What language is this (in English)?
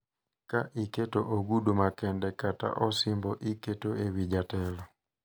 Luo (Kenya and Tanzania)